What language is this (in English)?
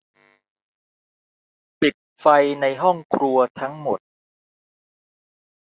Thai